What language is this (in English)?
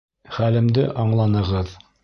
Bashkir